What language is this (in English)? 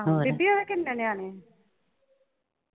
Punjabi